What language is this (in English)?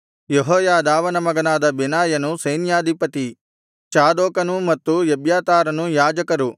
Kannada